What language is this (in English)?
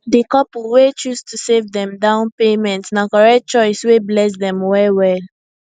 Nigerian Pidgin